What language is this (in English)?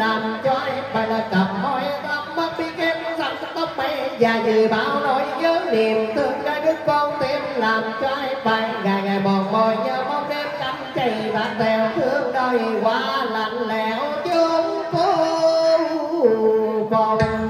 Thai